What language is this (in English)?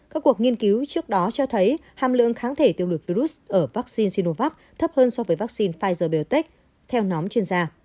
Vietnamese